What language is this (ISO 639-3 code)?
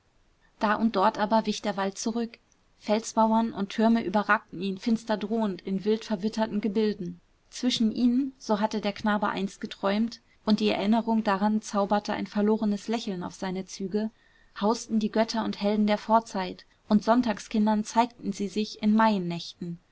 deu